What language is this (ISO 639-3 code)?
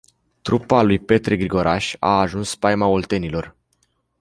ron